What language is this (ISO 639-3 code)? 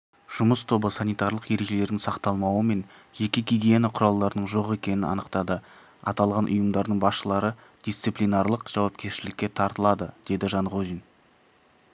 kaz